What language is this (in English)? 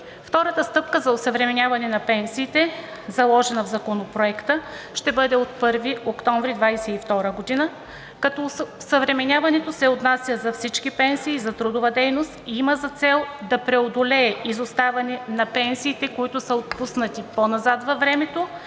Bulgarian